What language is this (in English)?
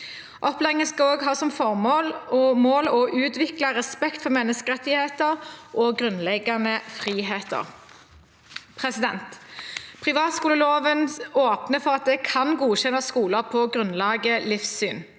Norwegian